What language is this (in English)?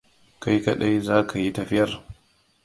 Hausa